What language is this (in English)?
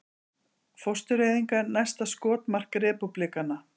Icelandic